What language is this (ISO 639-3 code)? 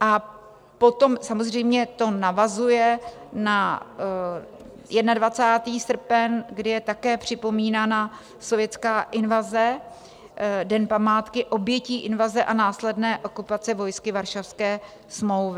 ces